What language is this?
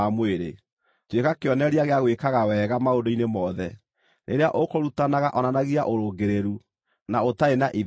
Kikuyu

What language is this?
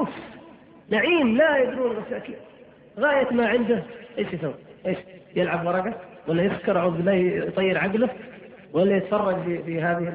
Arabic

